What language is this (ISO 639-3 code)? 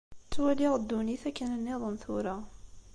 kab